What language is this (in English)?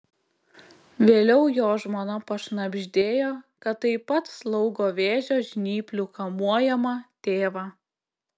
Lithuanian